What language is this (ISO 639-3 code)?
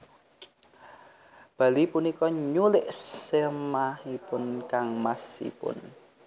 jav